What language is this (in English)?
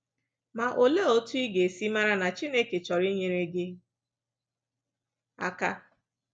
Igbo